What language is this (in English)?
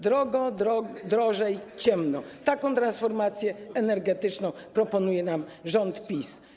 Polish